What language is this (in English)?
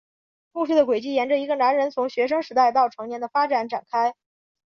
Chinese